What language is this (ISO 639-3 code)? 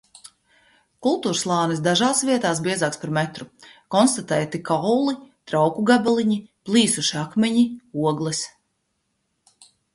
lav